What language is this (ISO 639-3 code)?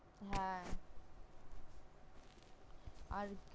ben